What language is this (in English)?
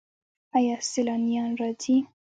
Pashto